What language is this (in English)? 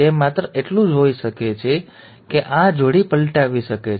Gujarati